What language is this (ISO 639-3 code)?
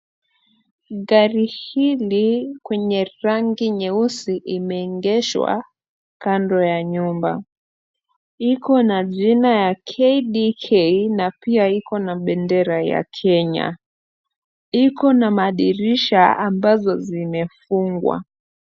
swa